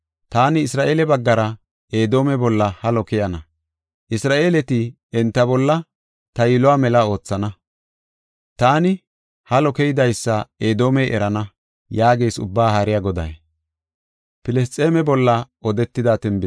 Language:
Gofa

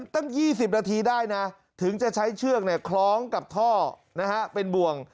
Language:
Thai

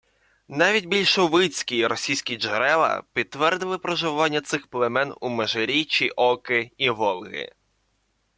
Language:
Ukrainian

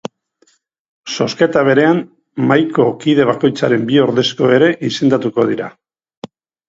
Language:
Basque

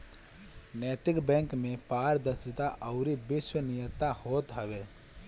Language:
Bhojpuri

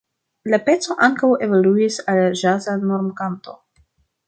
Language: Esperanto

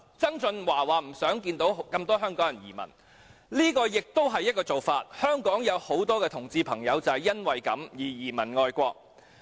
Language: Cantonese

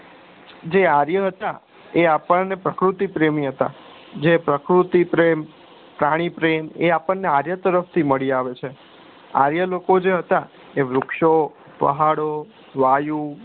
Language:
Gujarati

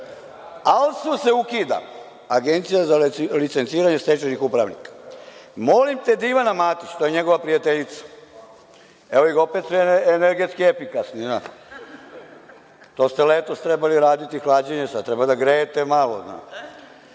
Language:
Serbian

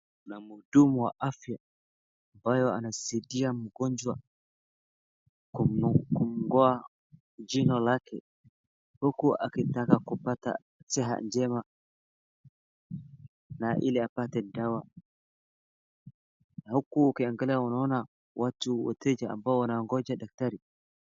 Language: Swahili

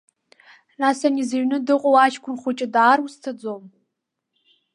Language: Abkhazian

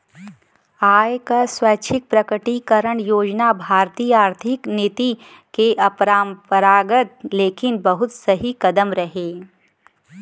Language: Bhojpuri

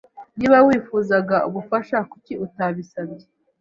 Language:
Kinyarwanda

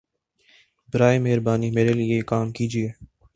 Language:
Urdu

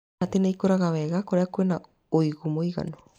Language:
Kikuyu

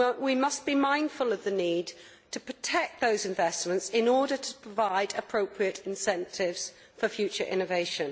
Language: English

